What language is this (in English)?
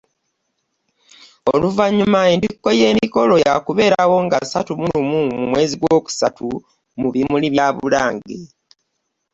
Ganda